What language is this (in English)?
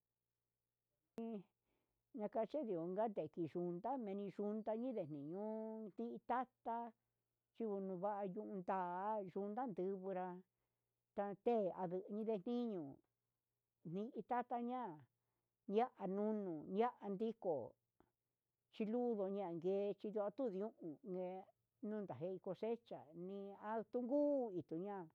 Huitepec Mixtec